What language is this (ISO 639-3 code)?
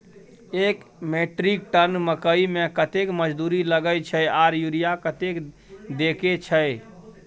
mai